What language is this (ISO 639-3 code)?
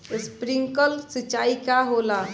bho